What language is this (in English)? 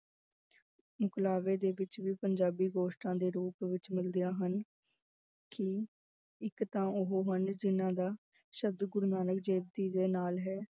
Punjabi